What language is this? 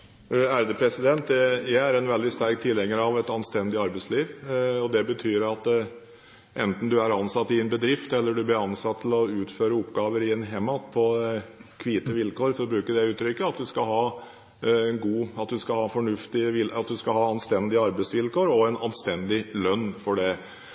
Norwegian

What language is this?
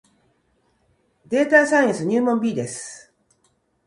Japanese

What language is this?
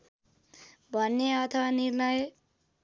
Nepali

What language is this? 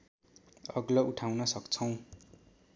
Nepali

